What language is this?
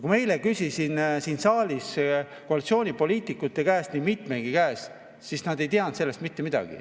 Estonian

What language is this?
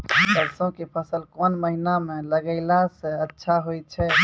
Maithili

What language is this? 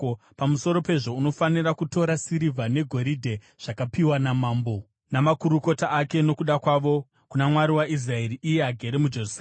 Shona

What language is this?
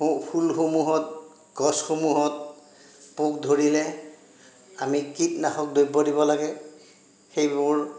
Assamese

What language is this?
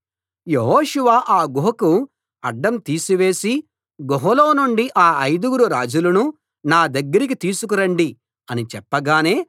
Telugu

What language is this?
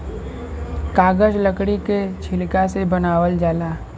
Bhojpuri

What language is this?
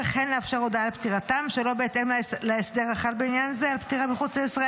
Hebrew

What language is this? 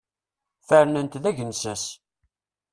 Kabyle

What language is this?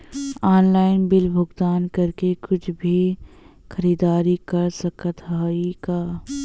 Bhojpuri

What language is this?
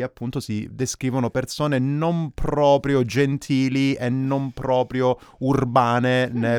Italian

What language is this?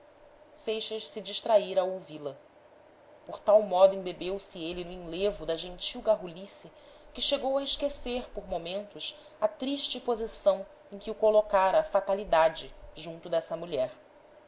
Portuguese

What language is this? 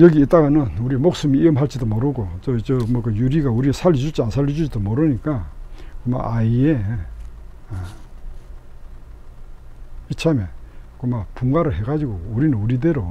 Korean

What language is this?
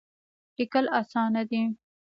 Pashto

